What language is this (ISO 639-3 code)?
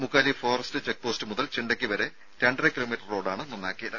mal